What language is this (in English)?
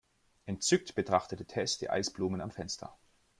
German